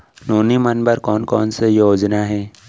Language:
Chhattisgarhi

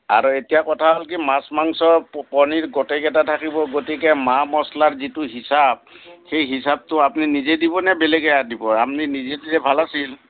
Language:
Assamese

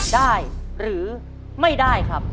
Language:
Thai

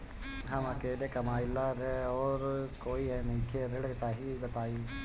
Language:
Bhojpuri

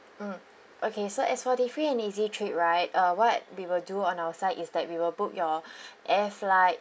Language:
English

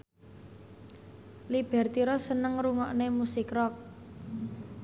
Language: Javanese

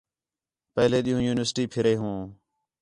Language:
Khetrani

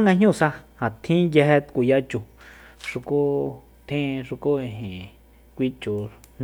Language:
Soyaltepec Mazatec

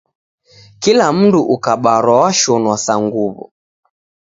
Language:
Taita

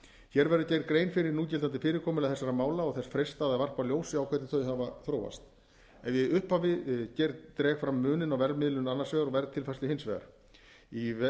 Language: Icelandic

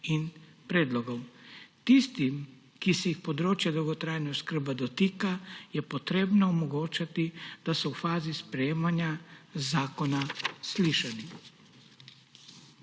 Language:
Slovenian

